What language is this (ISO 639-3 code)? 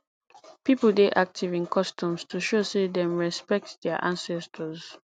pcm